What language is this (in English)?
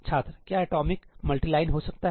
Hindi